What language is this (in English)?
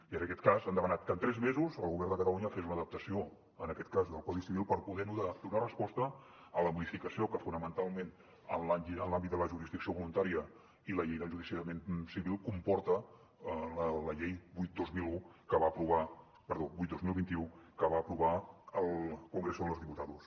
Catalan